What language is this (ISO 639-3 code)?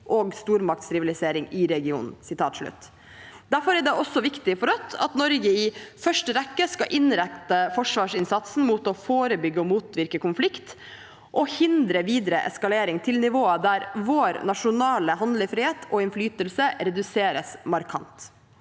nor